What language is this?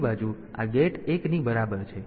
Gujarati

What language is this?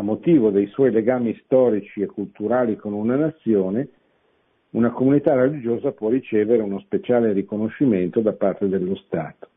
Italian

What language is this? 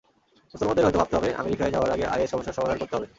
Bangla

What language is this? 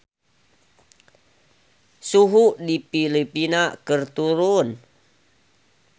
Sundanese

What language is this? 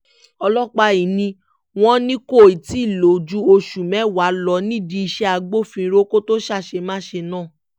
Yoruba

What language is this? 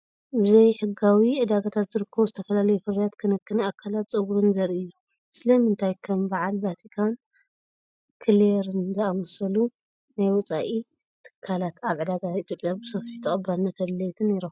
Tigrinya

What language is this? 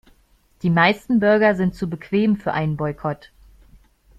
German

